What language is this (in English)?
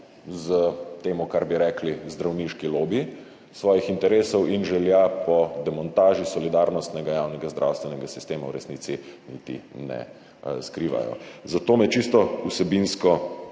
Slovenian